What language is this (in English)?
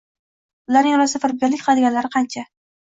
Uzbek